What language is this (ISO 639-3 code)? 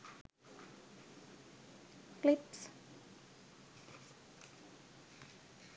sin